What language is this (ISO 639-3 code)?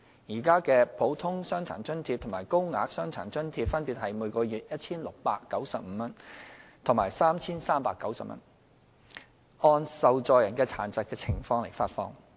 yue